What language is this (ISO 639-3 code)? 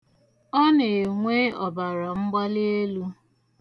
ibo